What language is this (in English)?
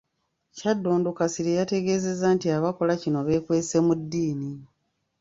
Ganda